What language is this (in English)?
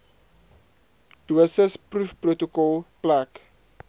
Afrikaans